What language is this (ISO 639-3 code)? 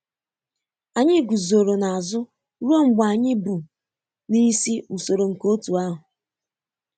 ibo